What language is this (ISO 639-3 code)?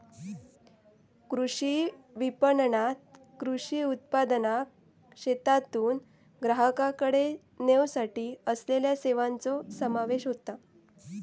mar